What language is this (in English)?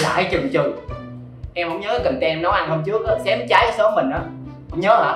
Vietnamese